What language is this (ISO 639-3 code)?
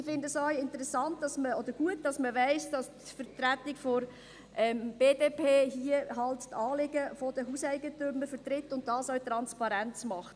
gsw